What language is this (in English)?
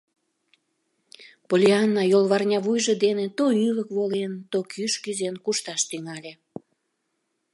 Mari